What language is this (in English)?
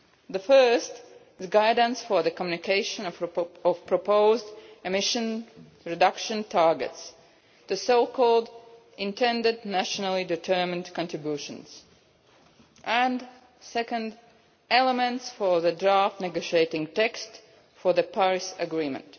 English